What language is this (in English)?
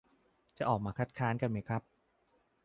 Thai